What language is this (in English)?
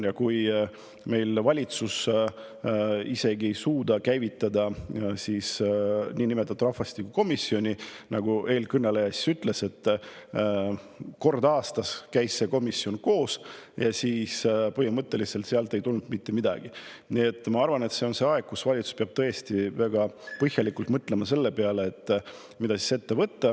Estonian